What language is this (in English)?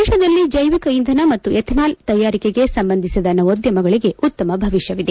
Kannada